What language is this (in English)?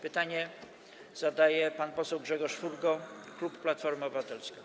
Polish